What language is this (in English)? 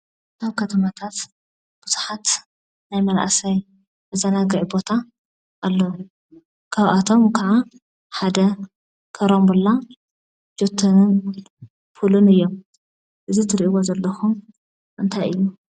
Tigrinya